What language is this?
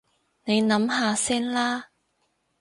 Cantonese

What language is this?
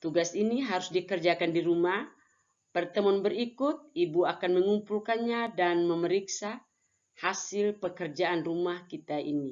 Indonesian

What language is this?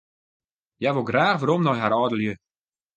Western Frisian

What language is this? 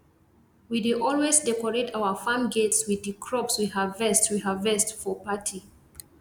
Nigerian Pidgin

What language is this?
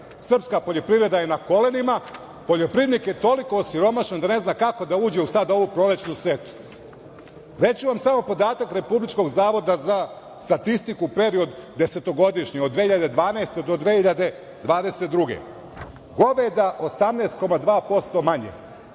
Serbian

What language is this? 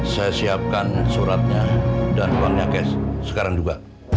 Indonesian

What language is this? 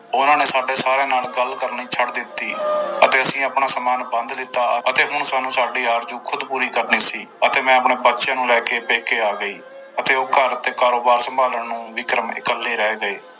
Punjabi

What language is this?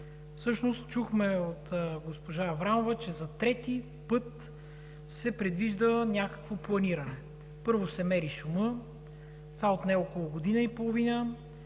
Bulgarian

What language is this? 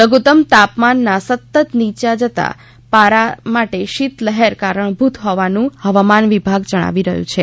Gujarati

